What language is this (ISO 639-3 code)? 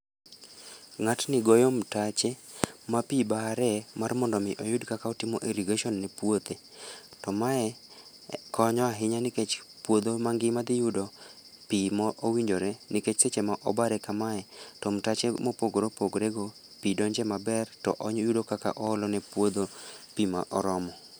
luo